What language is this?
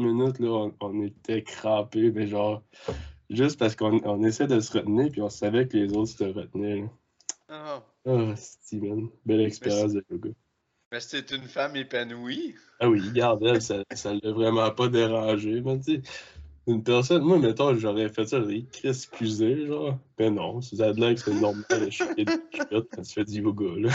French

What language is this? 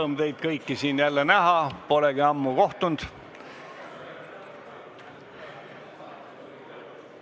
Estonian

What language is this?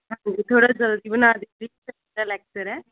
Punjabi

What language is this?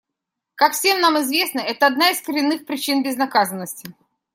Russian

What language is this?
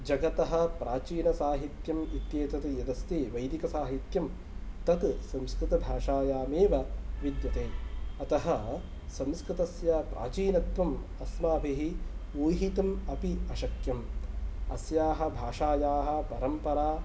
Sanskrit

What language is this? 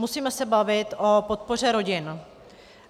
Czech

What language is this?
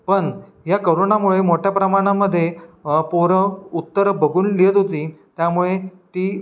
Marathi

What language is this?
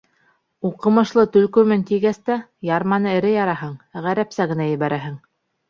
Bashkir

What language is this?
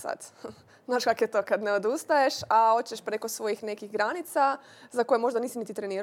Croatian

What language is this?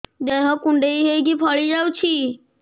Odia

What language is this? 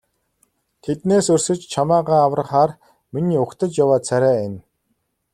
Mongolian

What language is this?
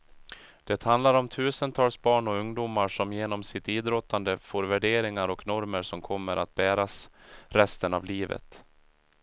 Swedish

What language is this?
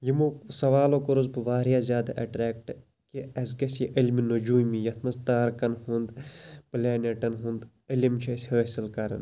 Kashmiri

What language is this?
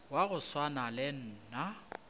Northern Sotho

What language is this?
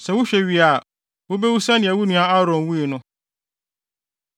Akan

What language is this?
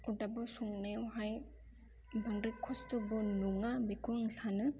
Bodo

